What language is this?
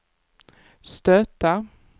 Swedish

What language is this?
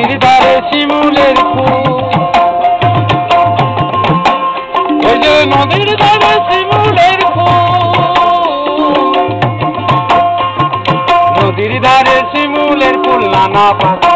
Hindi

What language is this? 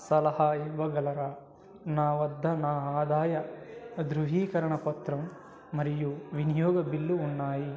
Telugu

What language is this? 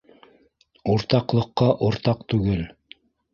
Bashkir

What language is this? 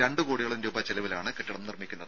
Malayalam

